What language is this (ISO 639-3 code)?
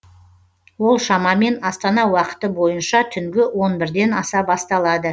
kaz